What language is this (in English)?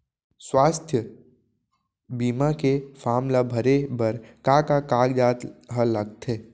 Chhattisgarhi